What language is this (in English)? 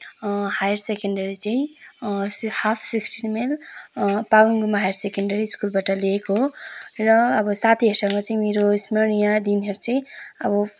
Nepali